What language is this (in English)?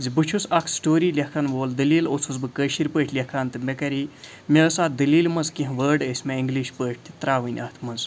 Kashmiri